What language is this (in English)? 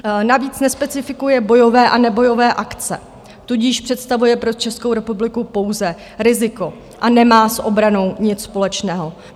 Czech